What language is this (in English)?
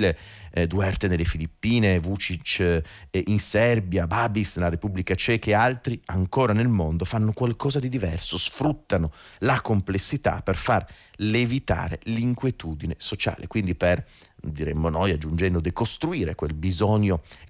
Italian